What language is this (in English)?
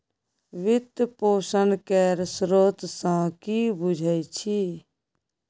Maithili